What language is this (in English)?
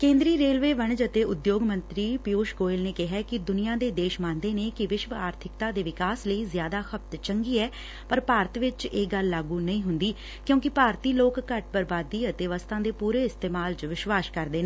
Punjabi